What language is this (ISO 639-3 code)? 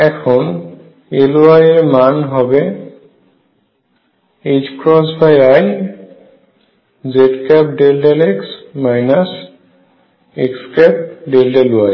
ben